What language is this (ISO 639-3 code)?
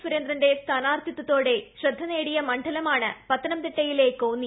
mal